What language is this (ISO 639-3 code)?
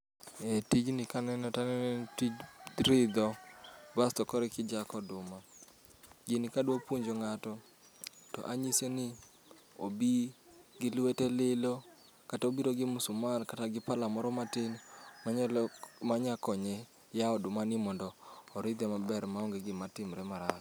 luo